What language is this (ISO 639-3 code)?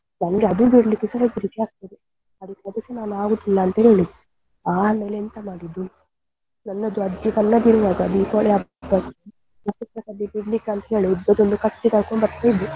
kan